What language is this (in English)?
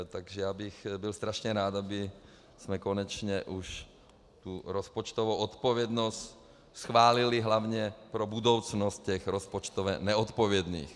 Czech